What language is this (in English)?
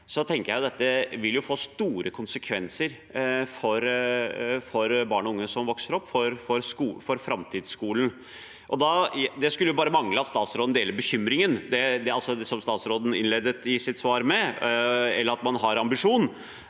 Norwegian